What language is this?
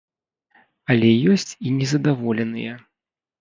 Belarusian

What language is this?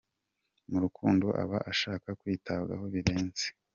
Kinyarwanda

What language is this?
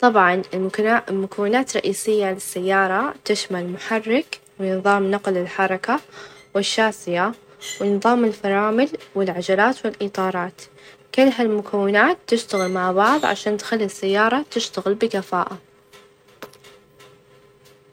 Najdi Arabic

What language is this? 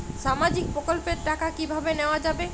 Bangla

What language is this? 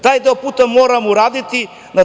Serbian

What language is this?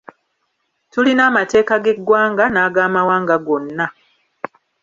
Ganda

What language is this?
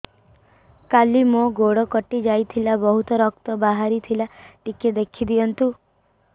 Odia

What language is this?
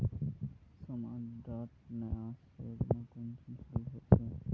Magahi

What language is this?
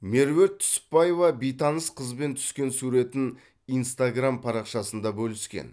Kazakh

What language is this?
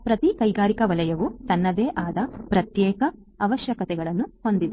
Kannada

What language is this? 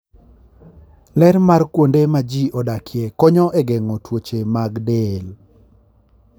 Luo (Kenya and Tanzania)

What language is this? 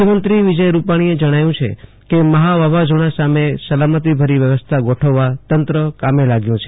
Gujarati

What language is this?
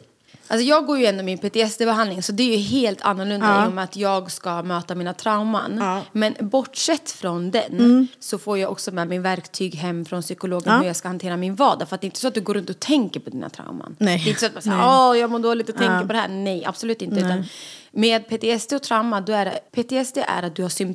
Swedish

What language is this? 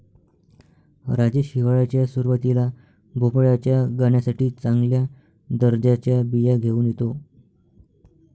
Marathi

